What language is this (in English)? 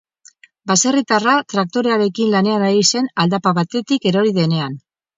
Basque